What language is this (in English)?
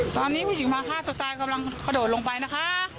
Thai